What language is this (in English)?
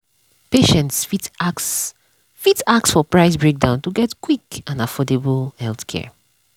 Nigerian Pidgin